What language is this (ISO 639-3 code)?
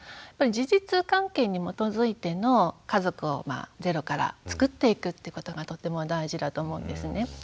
jpn